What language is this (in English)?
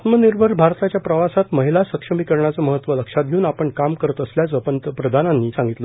Marathi